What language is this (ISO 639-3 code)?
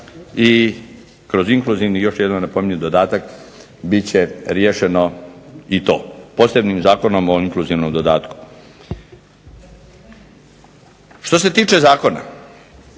hrv